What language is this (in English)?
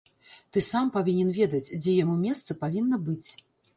Belarusian